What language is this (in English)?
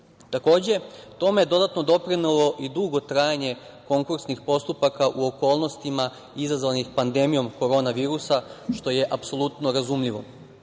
Serbian